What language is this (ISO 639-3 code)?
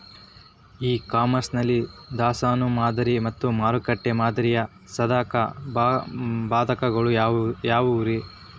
kan